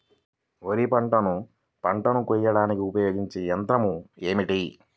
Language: Telugu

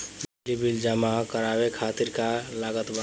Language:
Bhojpuri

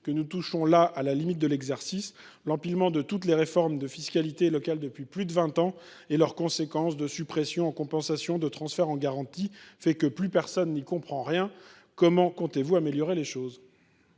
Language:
French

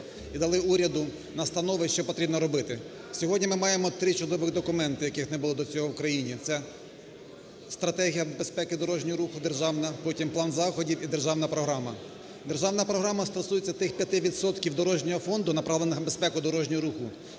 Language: Ukrainian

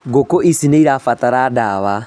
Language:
Kikuyu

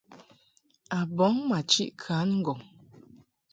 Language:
Mungaka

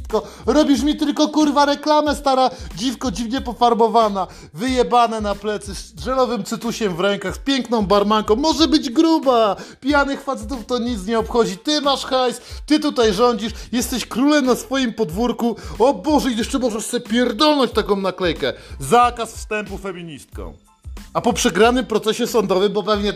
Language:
Polish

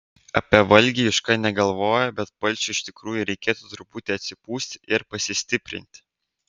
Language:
Lithuanian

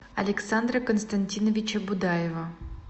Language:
Russian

